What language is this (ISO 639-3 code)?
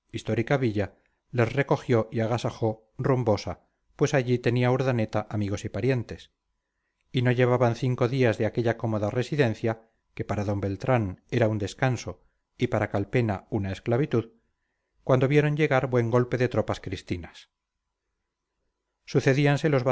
spa